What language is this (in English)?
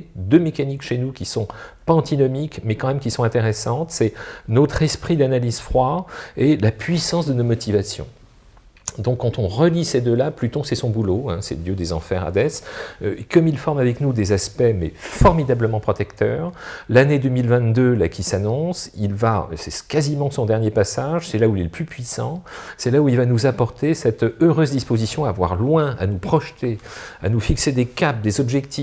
French